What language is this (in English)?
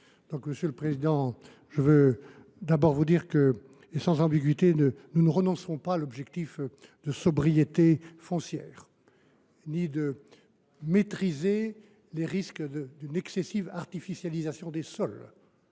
French